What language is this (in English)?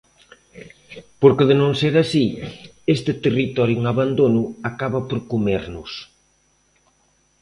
Galician